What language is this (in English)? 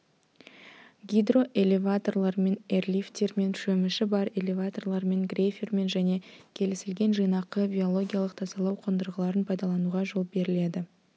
Kazakh